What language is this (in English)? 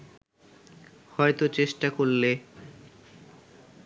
Bangla